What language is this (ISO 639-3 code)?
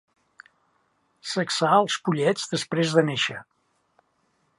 cat